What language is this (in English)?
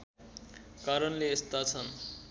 Nepali